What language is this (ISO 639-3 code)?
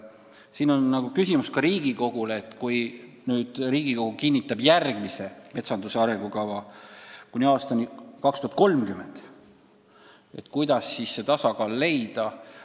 est